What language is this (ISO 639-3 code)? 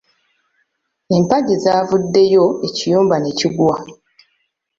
lug